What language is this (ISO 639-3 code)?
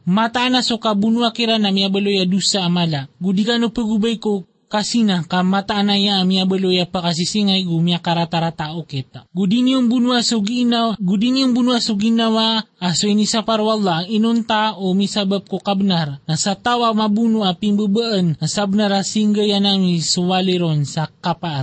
fil